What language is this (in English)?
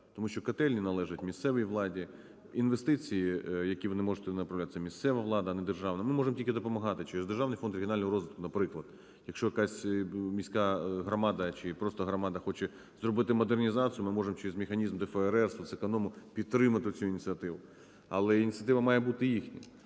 Ukrainian